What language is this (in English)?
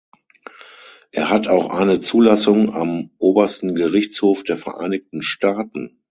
German